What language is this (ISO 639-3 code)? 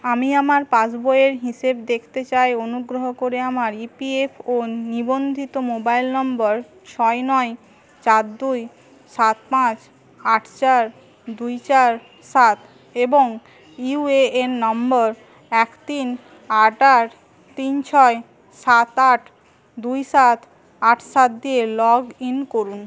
ben